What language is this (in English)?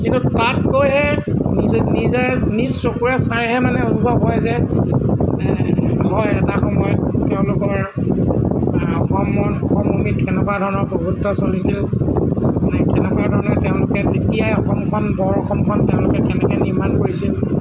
Assamese